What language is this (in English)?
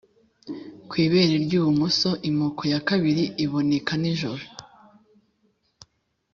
Kinyarwanda